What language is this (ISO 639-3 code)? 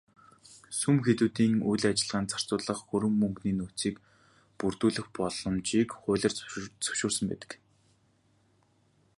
mon